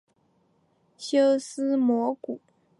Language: Chinese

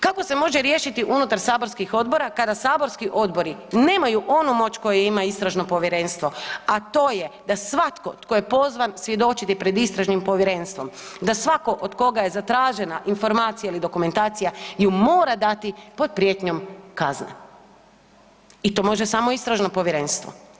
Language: Croatian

